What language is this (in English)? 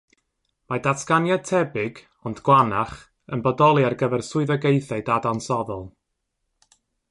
Welsh